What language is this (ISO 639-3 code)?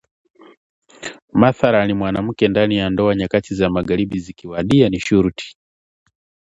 swa